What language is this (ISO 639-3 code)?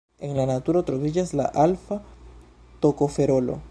epo